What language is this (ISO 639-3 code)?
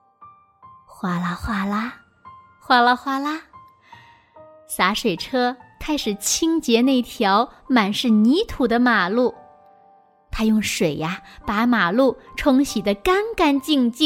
zho